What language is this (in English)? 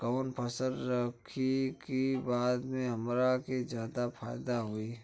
Bhojpuri